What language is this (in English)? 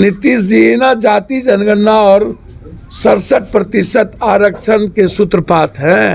Hindi